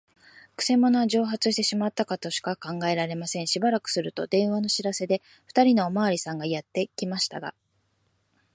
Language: Japanese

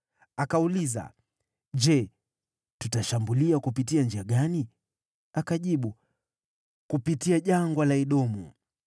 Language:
Swahili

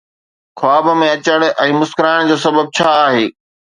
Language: Sindhi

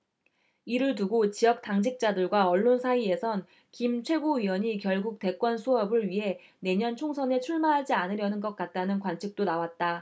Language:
Korean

